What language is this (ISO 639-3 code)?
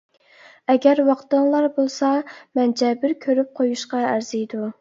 uig